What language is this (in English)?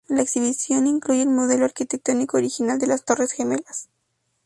Spanish